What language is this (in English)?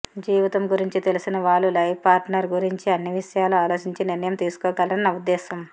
Telugu